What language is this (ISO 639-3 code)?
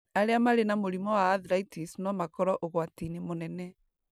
kik